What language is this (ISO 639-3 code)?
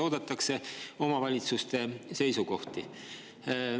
est